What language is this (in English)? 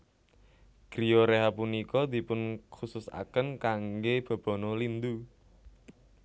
Javanese